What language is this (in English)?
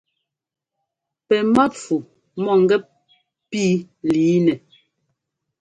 Ngomba